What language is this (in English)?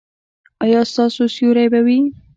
Pashto